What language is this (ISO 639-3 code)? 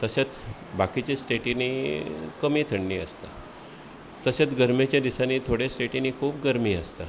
kok